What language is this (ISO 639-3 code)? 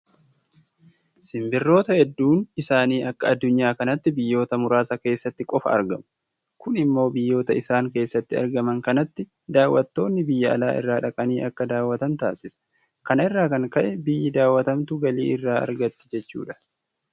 orm